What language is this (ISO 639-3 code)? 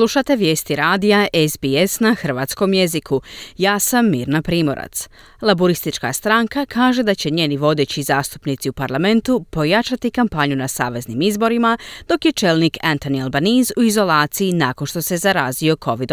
hrv